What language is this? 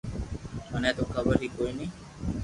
Loarki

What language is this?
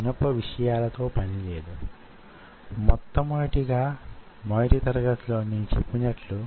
Telugu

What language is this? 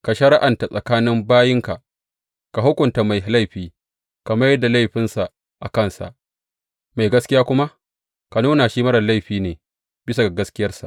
Hausa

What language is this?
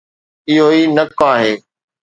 Sindhi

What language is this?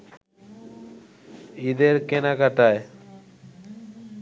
Bangla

